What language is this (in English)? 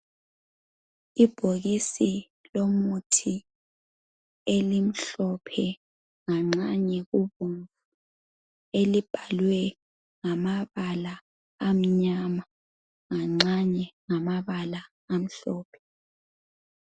North Ndebele